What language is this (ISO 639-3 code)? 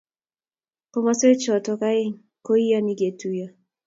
kln